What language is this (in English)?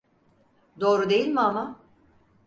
Turkish